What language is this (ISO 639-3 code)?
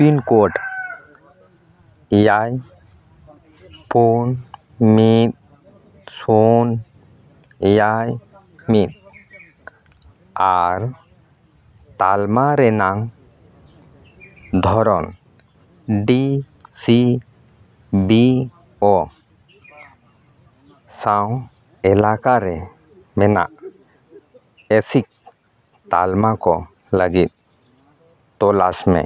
sat